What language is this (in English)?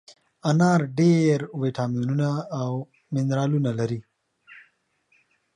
Pashto